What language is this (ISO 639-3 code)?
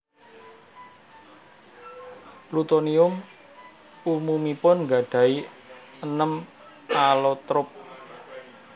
jav